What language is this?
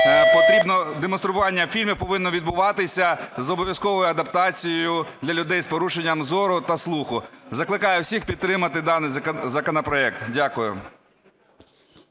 Ukrainian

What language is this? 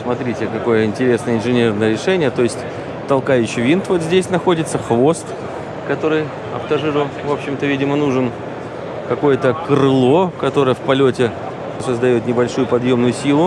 Russian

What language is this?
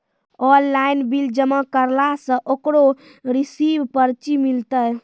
Maithili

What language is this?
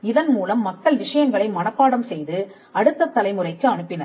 Tamil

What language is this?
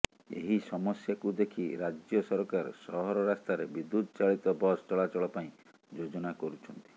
Odia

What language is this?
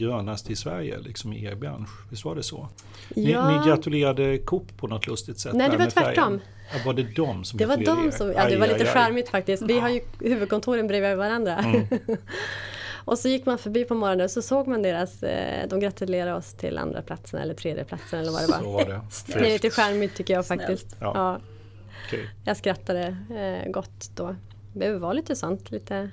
Swedish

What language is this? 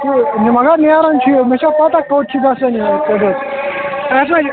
Kashmiri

